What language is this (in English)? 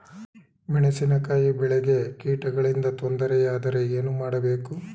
Kannada